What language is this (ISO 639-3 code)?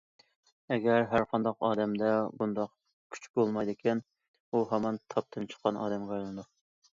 uig